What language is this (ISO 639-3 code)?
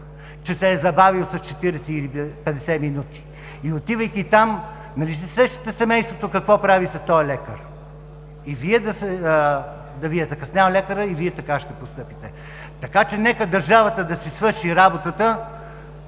bul